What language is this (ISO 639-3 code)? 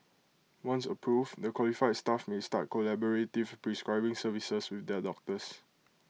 eng